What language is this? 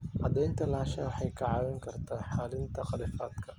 Somali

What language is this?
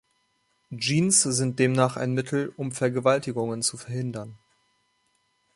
German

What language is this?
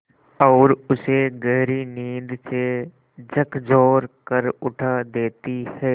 Hindi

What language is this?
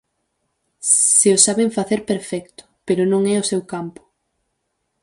Galician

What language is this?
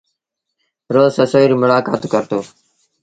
Sindhi Bhil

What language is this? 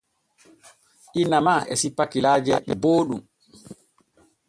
Borgu Fulfulde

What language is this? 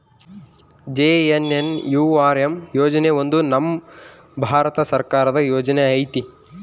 Kannada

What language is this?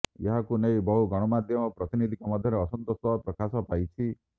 Odia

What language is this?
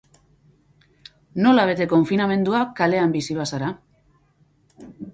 Basque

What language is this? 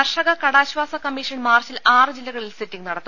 Malayalam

